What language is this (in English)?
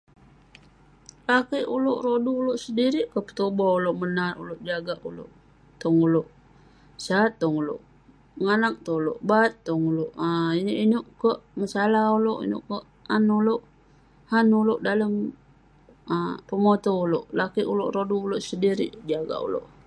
Western Penan